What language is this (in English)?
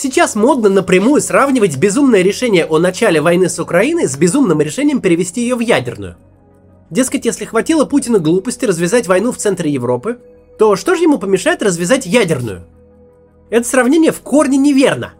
Russian